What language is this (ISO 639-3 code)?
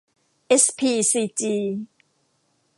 tha